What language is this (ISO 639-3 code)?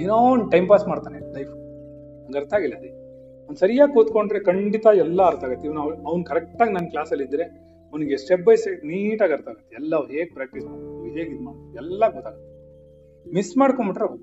kan